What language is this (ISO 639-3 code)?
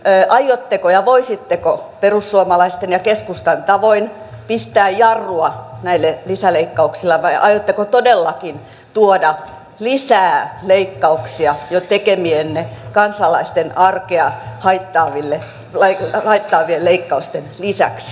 fin